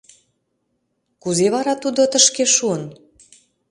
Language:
Mari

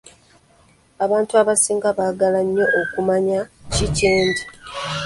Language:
Ganda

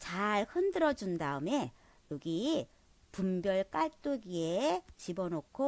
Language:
Korean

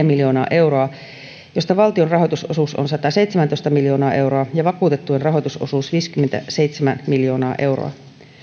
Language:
Finnish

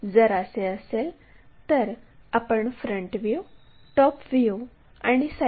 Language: Marathi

